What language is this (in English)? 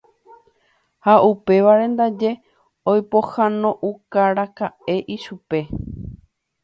Guarani